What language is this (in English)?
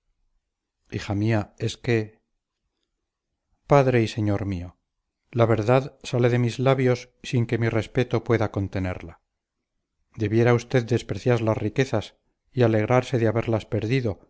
Spanish